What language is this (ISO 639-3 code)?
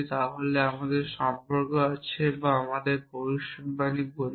ben